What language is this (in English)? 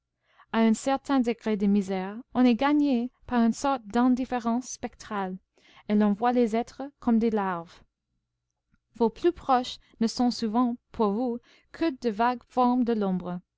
French